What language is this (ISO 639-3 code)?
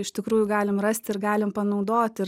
lit